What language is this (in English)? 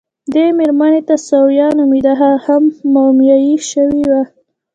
Pashto